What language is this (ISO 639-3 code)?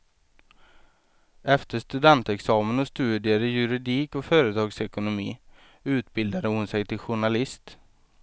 swe